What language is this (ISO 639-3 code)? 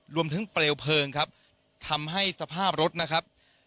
tha